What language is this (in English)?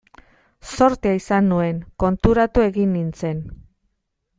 Basque